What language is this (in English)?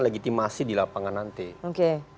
Indonesian